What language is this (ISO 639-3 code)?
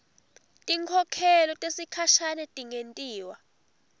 ssw